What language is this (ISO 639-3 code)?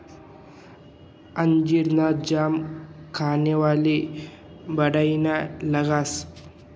mar